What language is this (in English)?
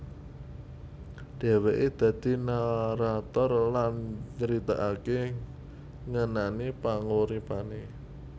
Javanese